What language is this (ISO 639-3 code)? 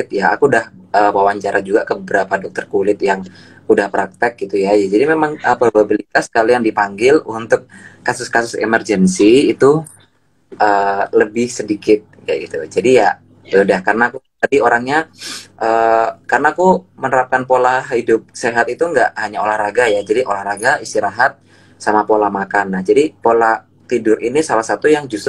ind